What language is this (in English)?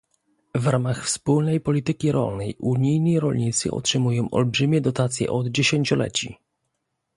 Polish